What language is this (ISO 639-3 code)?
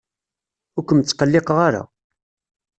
kab